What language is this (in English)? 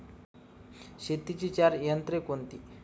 Marathi